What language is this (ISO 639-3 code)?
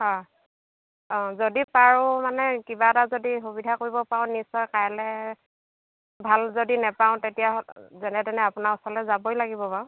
asm